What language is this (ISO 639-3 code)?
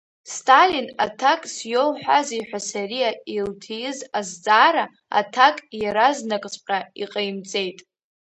abk